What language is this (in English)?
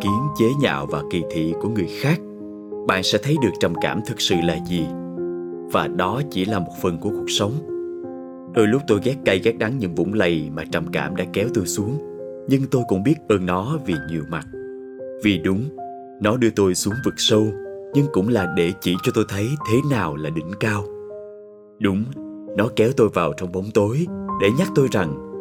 Vietnamese